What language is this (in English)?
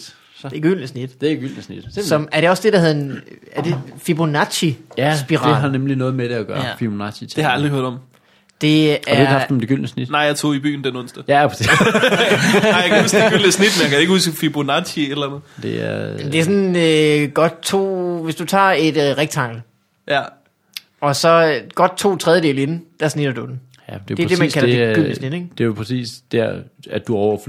Danish